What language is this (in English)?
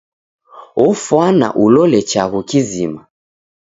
Taita